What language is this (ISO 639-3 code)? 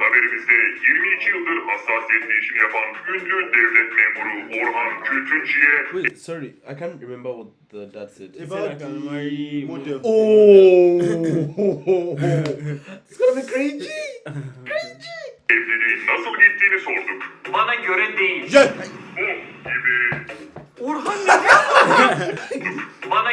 tur